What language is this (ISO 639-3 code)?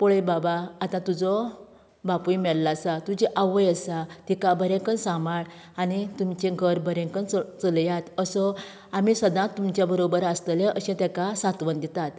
kok